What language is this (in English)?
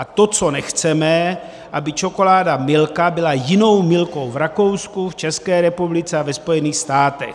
Czech